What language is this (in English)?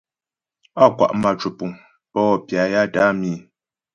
Ghomala